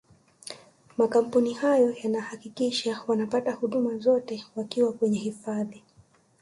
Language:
Swahili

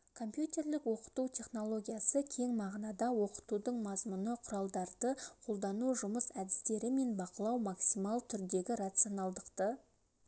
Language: Kazakh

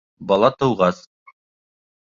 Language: Bashkir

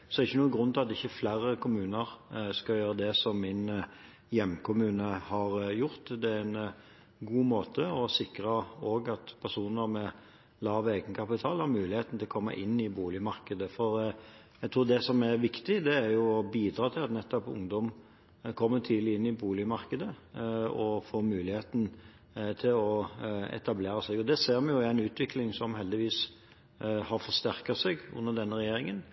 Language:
Norwegian Bokmål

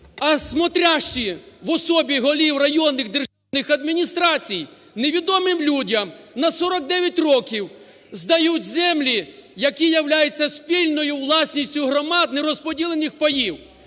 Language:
Ukrainian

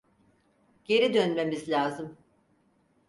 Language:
Turkish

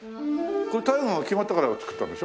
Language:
Japanese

